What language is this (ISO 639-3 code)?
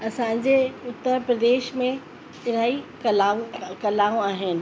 snd